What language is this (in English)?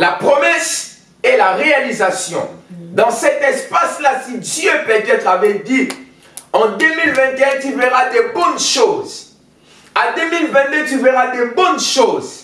French